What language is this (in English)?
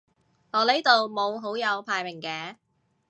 Cantonese